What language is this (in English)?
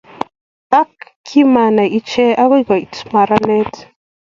Kalenjin